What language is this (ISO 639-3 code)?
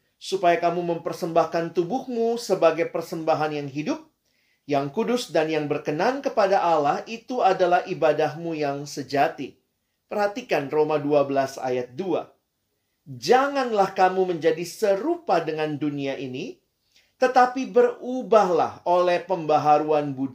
ind